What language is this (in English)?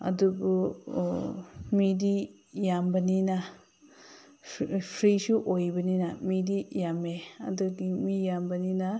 Manipuri